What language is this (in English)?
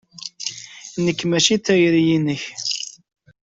Kabyle